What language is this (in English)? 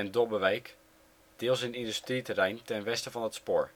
Dutch